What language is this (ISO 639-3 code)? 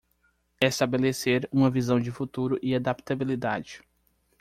por